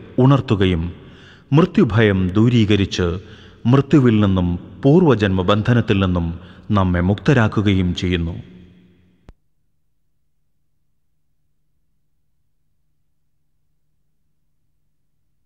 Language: Romanian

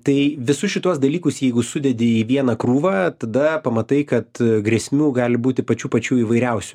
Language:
Lithuanian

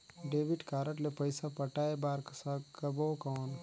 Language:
Chhattisgarhi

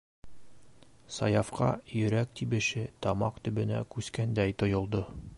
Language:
Bashkir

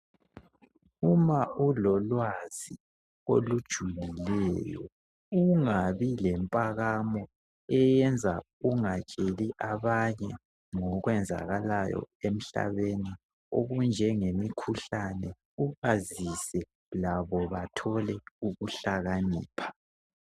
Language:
North Ndebele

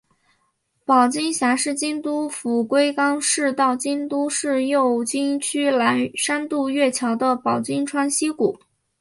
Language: Chinese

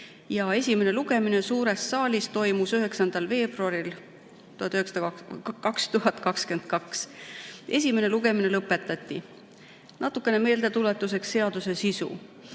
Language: Estonian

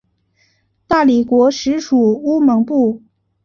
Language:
Chinese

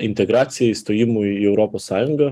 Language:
Lithuanian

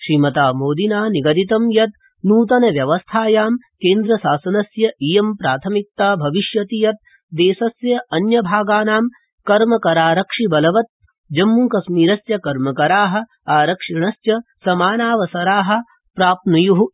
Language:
Sanskrit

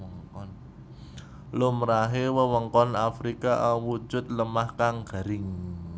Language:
Javanese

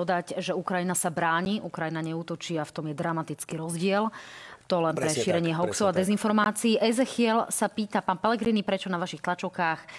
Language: Slovak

